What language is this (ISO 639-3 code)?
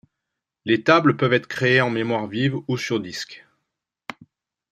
fra